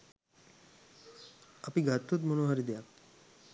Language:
Sinhala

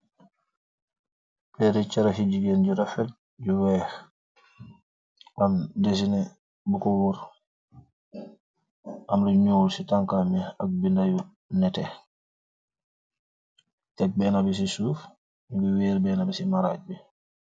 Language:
Wolof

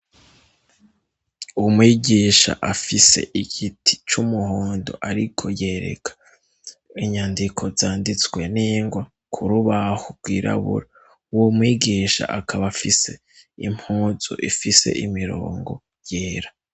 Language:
Rundi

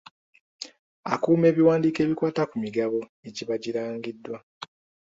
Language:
Ganda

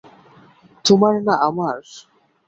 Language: Bangla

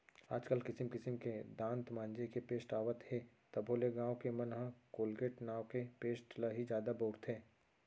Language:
Chhattisgarhi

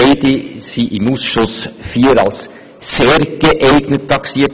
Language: Swiss German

